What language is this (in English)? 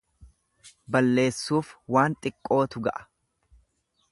Oromo